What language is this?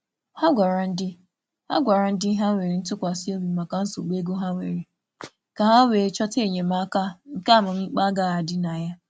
Igbo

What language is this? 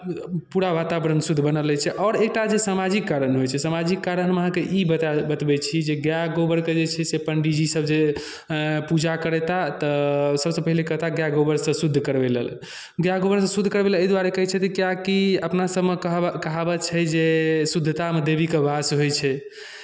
Maithili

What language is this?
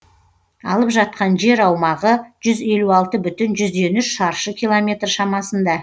Kazakh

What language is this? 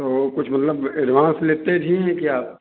Hindi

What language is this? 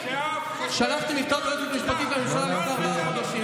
Hebrew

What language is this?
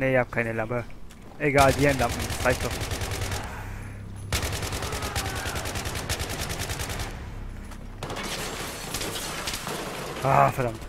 German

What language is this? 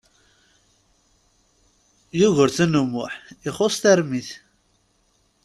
Kabyle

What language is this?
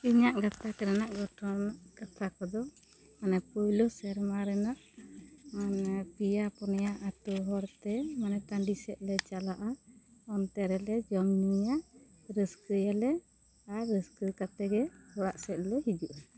Santali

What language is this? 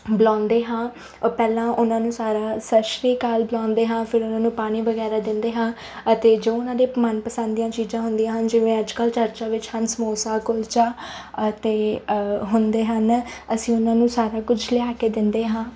Punjabi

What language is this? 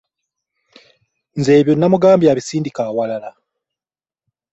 Ganda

